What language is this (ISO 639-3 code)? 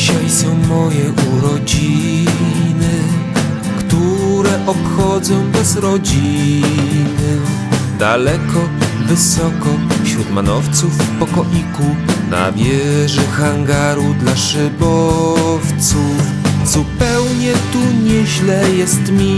pol